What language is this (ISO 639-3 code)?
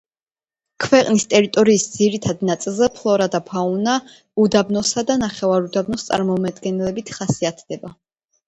kat